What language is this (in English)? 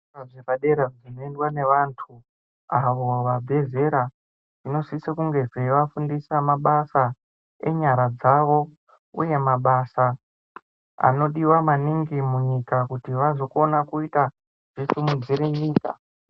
Ndau